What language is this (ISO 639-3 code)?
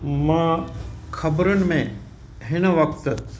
snd